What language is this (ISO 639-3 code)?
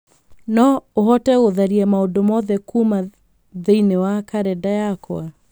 kik